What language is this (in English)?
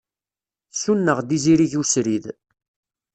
Kabyle